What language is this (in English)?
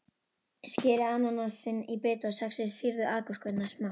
Icelandic